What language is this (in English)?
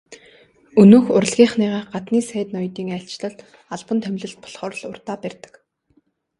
Mongolian